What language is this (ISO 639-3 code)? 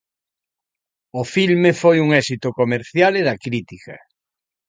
glg